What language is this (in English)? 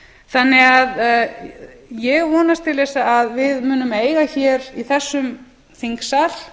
Icelandic